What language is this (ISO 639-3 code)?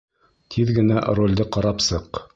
bak